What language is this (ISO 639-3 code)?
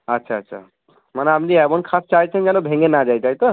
ben